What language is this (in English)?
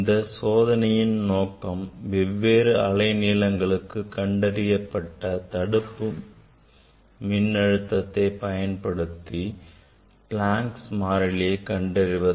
Tamil